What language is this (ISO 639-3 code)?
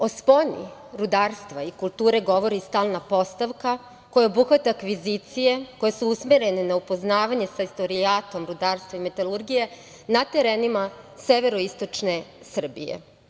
srp